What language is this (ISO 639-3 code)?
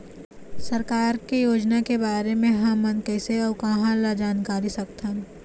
hne